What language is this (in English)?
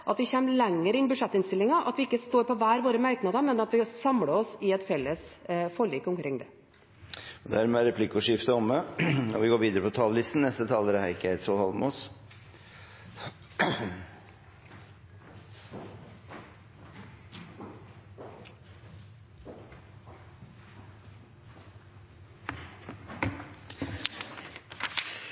Norwegian